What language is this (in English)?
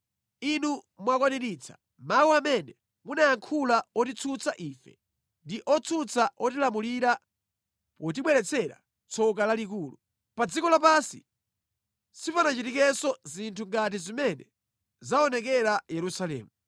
Nyanja